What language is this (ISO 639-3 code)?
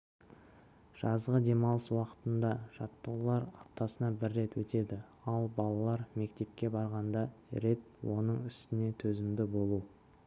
kaz